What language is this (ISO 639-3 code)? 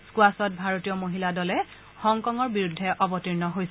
asm